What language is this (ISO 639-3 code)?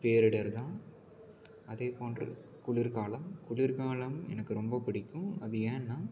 tam